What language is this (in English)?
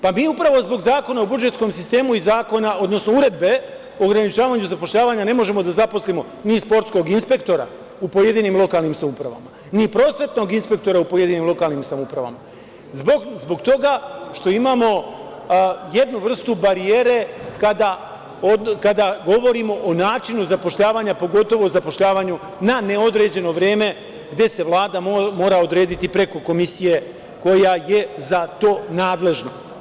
Serbian